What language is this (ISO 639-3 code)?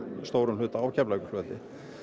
isl